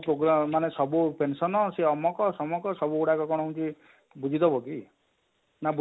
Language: Odia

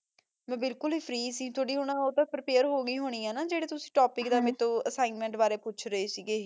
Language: Punjabi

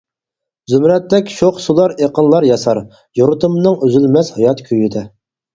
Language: Uyghur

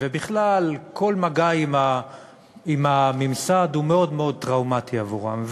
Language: Hebrew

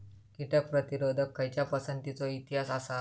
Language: Marathi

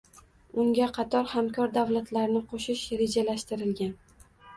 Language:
Uzbek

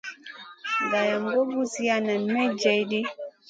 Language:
Masana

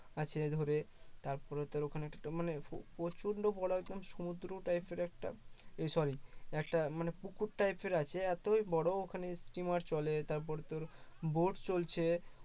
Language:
Bangla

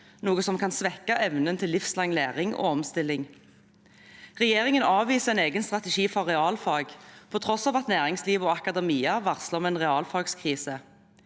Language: Norwegian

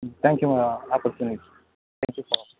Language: Tamil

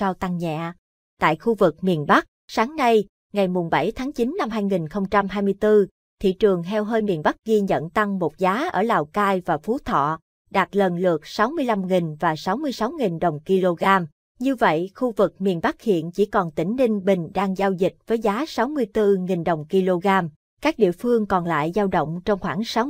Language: Vietnamese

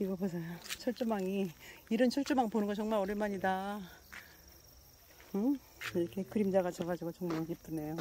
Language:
Korean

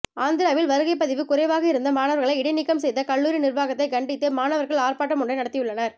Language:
Tamil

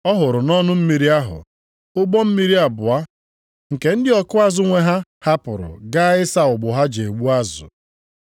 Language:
Igbo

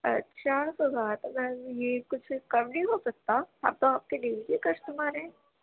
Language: Urdu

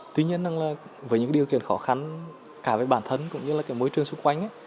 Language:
Vietnamese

